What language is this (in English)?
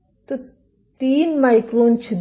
Hindi